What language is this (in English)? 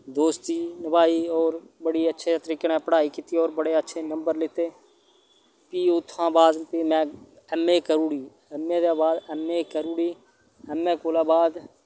Dogri